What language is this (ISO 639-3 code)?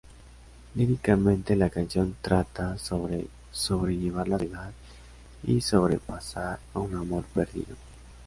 spa